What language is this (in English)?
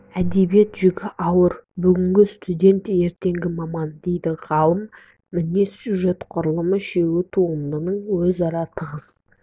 Kazakh